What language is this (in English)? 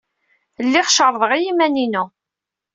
Kabyle